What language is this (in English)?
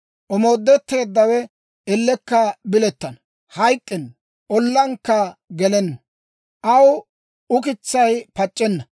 Dawro